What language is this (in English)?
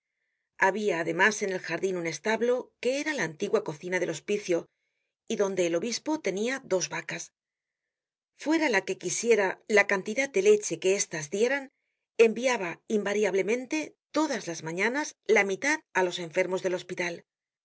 Spanish